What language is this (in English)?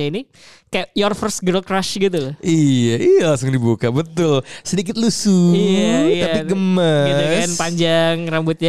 Indonesian